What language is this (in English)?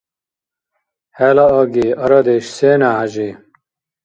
Dargwa